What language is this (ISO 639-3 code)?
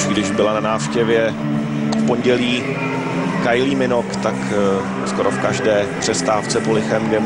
ces